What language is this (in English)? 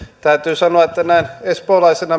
Finnish